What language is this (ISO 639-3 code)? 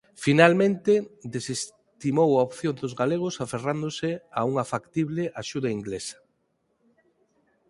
glg